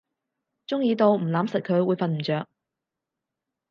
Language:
Cantonese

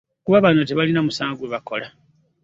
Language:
Ganda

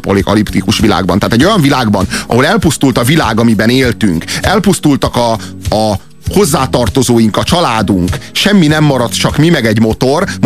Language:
Hungarian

